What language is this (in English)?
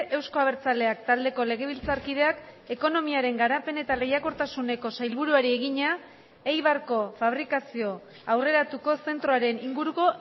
Basque